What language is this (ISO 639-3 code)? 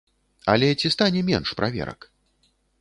bel